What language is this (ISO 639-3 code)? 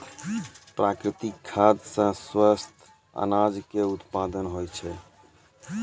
mai